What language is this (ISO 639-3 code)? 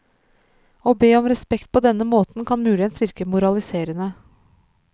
nor